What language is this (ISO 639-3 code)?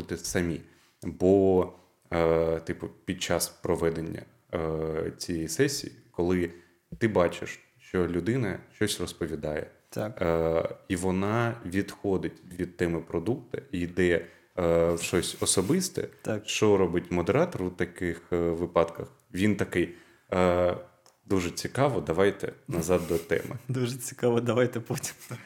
ukr